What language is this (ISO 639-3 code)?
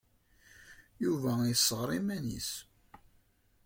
kab